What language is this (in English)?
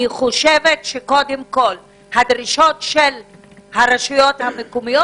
Hebrew